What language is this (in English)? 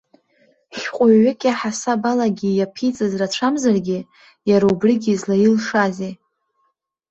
Abkhazian